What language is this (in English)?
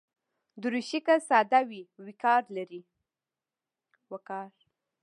Pashto